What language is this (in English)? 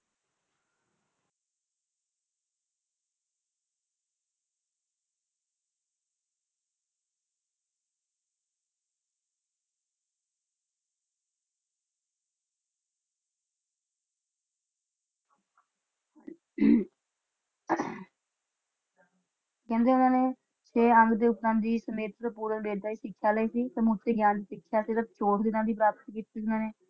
Punjabi